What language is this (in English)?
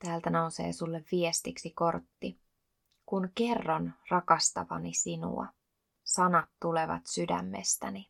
Finnish